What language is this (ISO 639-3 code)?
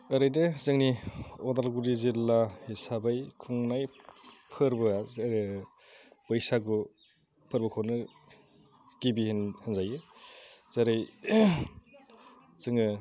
brx